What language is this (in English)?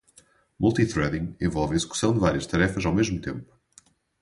Portuguese